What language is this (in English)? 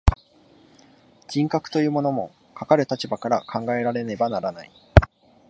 Japanese